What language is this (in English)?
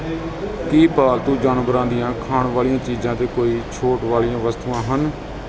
Punjabi